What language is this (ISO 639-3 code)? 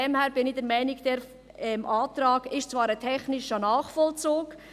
gsw